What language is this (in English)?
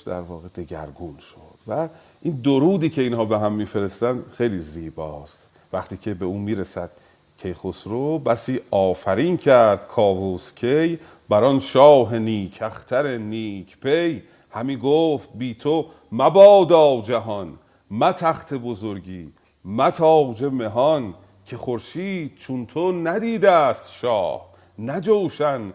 Persian